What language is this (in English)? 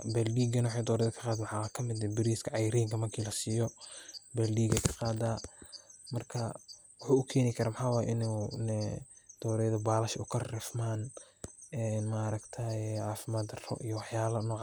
Somali